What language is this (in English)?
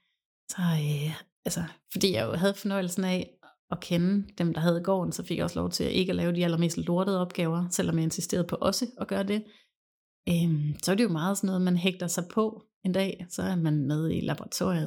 Danish